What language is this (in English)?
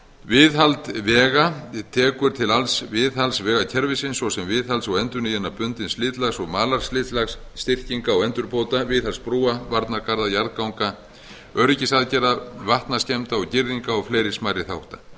Icelandic